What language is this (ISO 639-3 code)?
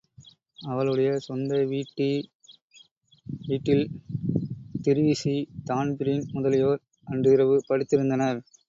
tam